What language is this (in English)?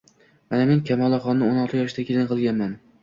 Uzbek